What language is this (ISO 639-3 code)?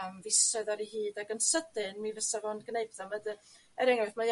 cym